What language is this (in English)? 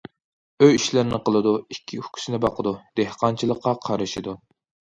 Uyghur